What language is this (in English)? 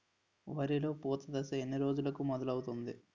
Telugu